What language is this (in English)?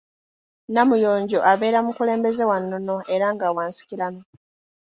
Ganda